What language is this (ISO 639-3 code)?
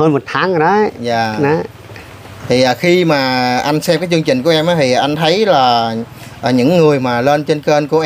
vie